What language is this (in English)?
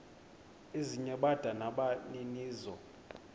Xhosa